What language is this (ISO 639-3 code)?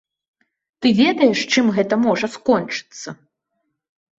bel